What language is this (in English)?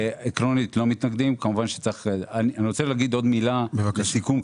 Hebrew